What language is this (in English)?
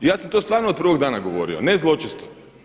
Croatian